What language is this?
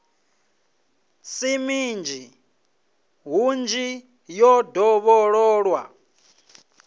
Venda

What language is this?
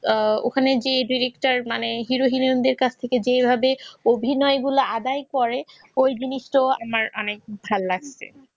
Bangla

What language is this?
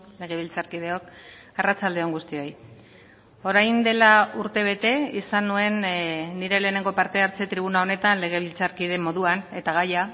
Basque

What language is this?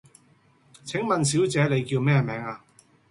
Cantonese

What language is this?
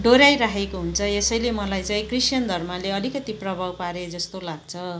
Nepali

